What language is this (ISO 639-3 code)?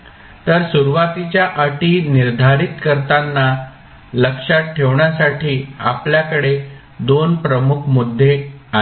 mar